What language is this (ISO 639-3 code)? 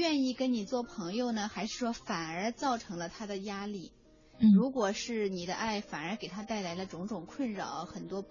zho